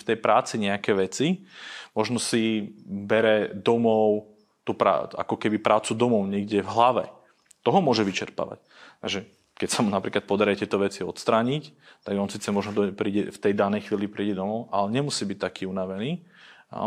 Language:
Slovak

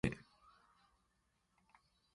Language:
Borgu Fulfulde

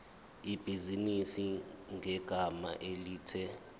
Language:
Zulu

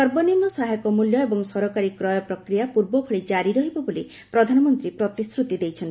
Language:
Odia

